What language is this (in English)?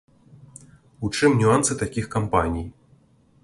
Belarusian